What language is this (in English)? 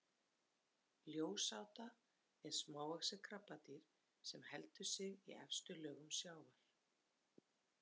Icelandic